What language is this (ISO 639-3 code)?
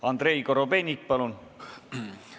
est